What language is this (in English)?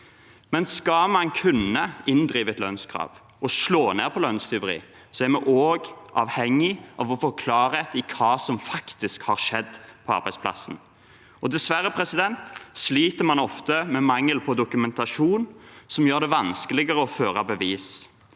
Norwegian